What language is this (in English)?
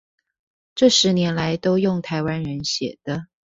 Chinese